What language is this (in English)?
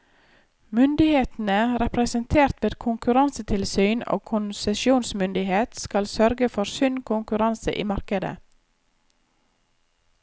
Norwegian